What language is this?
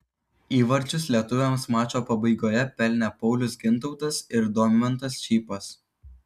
Lithuanian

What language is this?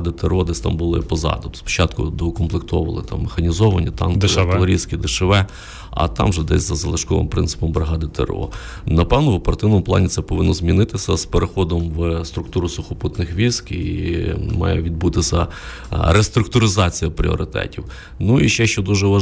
Ukrainian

